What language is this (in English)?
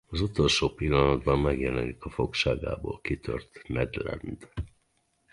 Hungarian